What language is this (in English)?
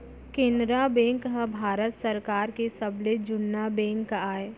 Chhattisgarhi